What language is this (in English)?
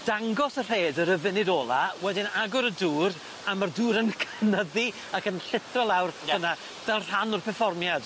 Welsh